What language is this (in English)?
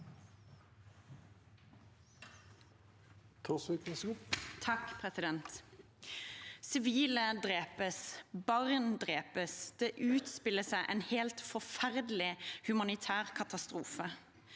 Norwegian